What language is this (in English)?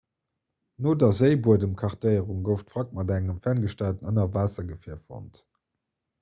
Luxembourgish